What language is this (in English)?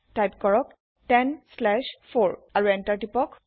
Assamese